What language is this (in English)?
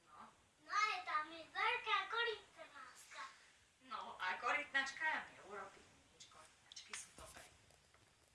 Slovak